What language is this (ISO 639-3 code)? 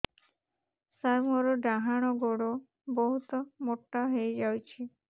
ori